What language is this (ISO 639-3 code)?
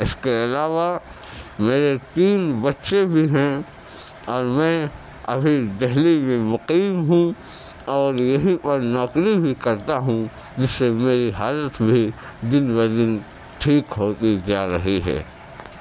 urd